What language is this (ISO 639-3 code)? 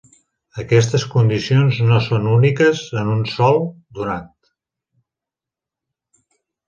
cat